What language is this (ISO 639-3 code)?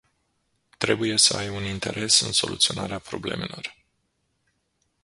ron